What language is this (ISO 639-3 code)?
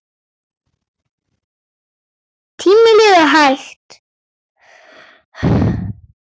isl